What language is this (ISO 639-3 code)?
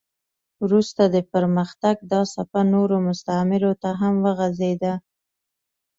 pus